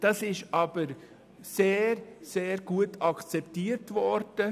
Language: Swiss German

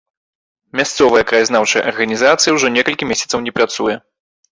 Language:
Belarusian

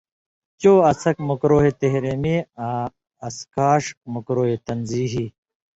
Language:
Indus Kohistani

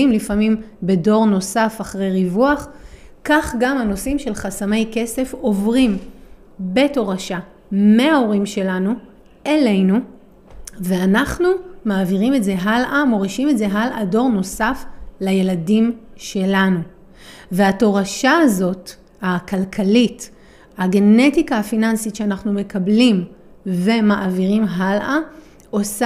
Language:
Hebrew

